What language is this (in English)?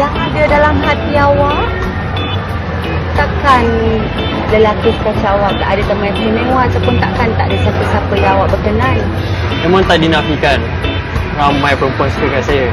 Malay